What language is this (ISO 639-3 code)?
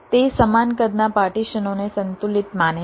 guj